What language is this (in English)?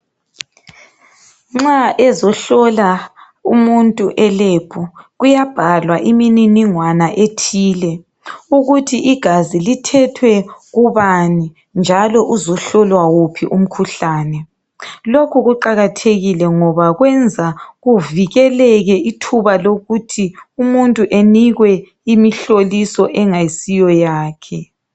North Ndebele